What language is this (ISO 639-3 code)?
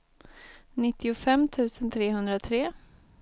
swe